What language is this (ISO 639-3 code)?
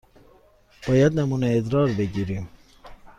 fas